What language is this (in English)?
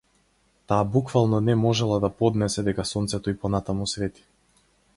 Macedonian